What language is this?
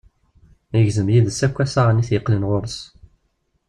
Kabyle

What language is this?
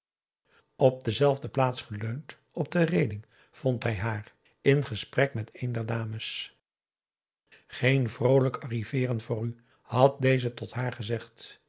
Dutch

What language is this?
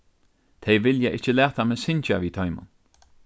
Faroese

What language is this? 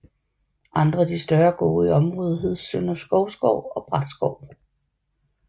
Danish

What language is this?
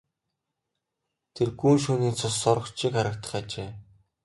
Mongolian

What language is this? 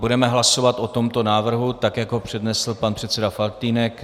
Czech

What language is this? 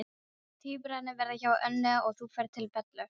Icelandic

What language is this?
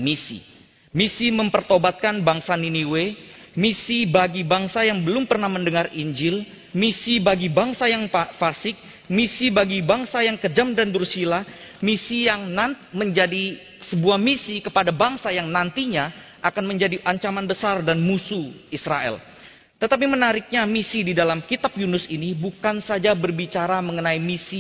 Indonesian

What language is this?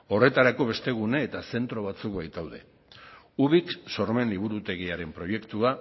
Basque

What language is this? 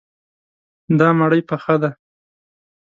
Pashto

